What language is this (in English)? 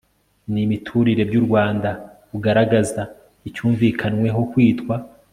Kinyarwanda